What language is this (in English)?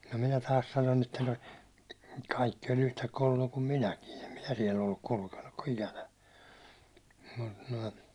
Finnish